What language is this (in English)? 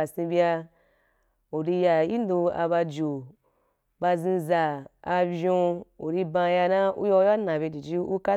Wapan